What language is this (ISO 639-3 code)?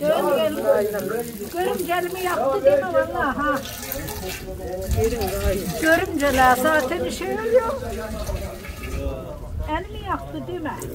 tur